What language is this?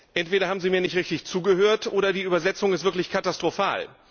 German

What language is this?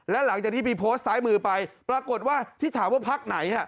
Thai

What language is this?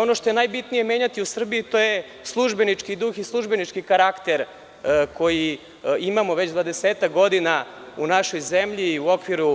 Serbian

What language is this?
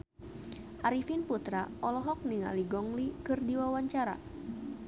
Sundanese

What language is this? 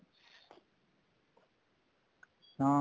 Punjabi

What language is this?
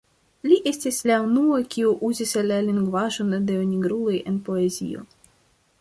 Esperanto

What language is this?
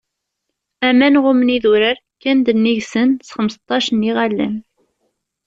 Kabyle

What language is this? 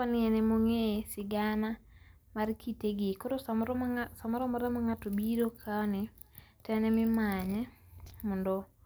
Luo (Kenya and Tanzania)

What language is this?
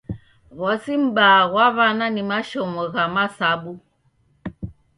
Taita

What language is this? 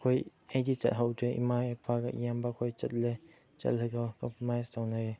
Manipuri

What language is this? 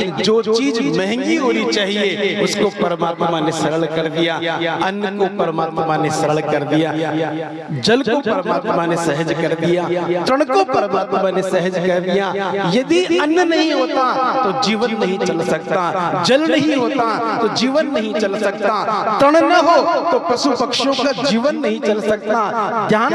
Hindi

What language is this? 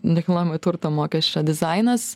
Lithuanian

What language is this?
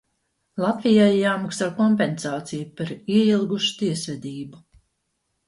Latvian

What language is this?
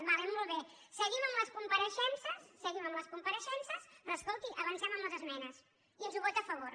Catalan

